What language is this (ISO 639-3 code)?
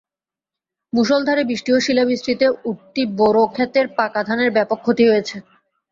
ben